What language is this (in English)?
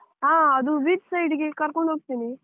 Kannada